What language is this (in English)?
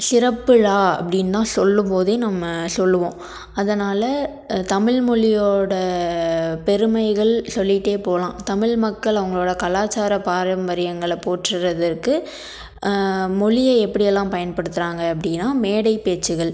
Tamil